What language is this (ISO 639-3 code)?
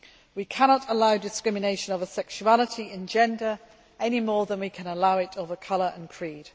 eng